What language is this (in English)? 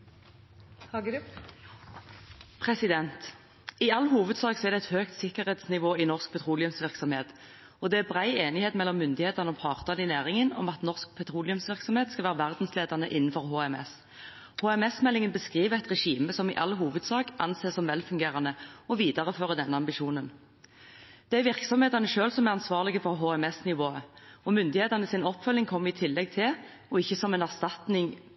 Norwegian Bokmål